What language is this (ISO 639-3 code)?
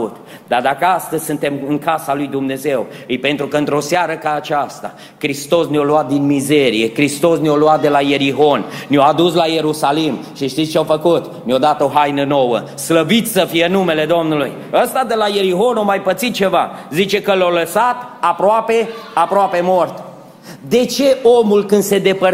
ron